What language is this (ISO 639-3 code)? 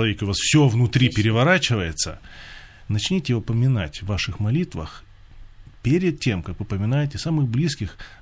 rus